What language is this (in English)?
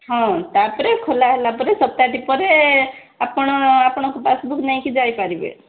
Odia